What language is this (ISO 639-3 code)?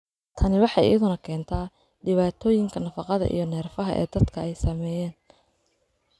som